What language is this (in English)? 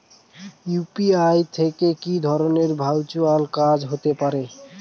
Bangla